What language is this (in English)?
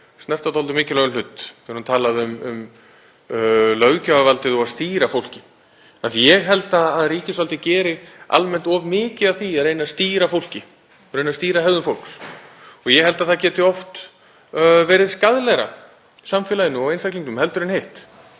Icelandic